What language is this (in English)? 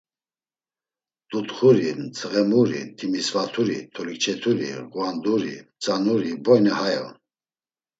Laz